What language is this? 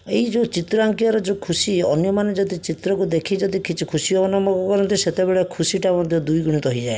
Odia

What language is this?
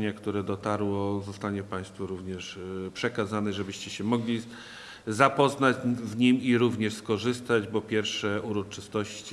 Polish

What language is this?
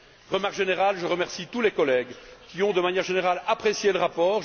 French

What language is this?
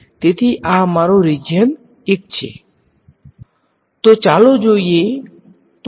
Gujarati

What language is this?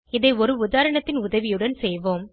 Tamil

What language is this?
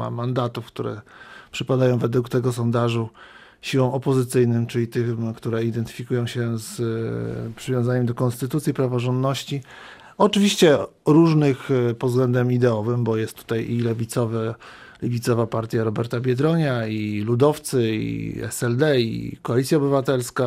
Polish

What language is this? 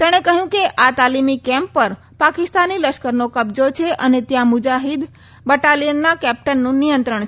Gujarati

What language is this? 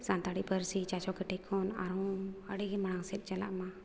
Santali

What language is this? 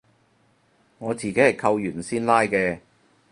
Cantonese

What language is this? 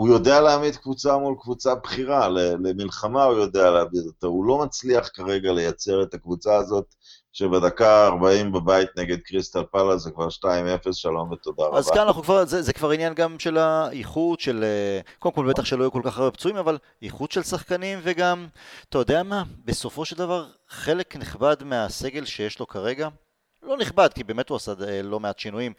Hebrew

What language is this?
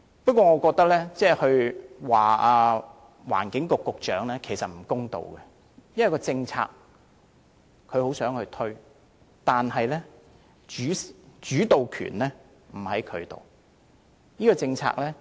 Cantonese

